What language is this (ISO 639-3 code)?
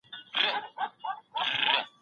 pus